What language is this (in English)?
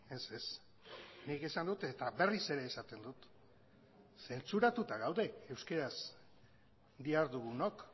Basque